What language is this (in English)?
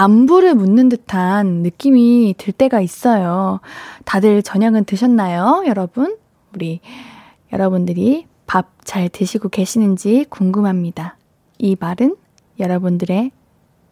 Korean